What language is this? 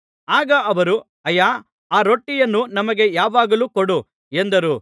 Kannada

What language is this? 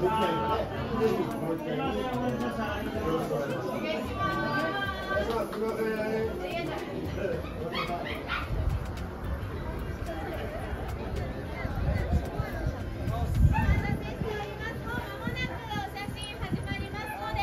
Japanese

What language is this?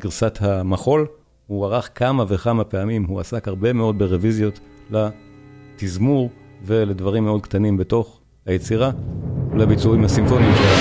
Hebrew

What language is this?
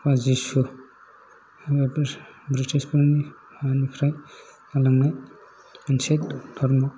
Bodo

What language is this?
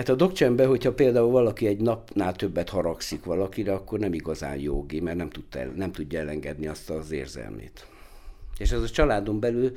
Hungarian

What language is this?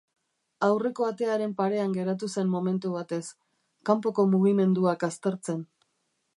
Basque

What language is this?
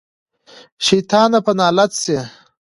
Pashto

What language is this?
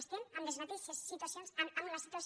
Catalan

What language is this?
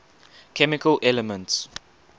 English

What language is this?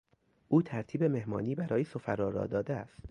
Persian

